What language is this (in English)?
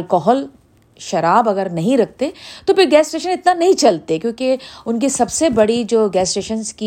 Urdu